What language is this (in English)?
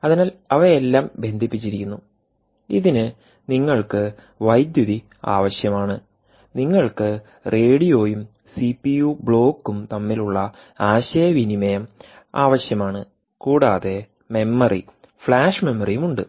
Malayalam